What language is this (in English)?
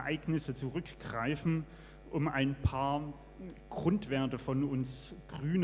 German